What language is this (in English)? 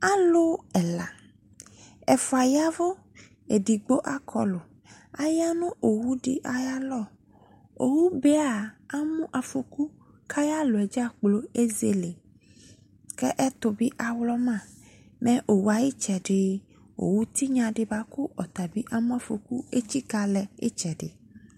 Ikposo